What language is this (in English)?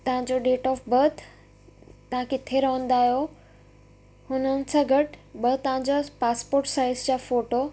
Sindhi